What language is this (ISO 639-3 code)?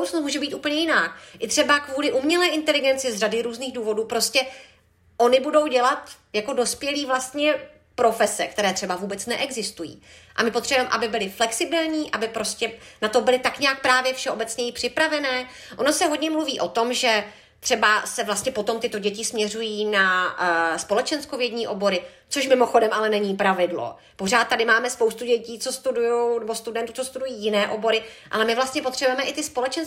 ces